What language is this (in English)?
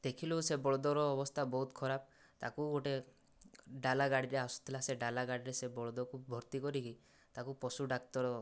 Odia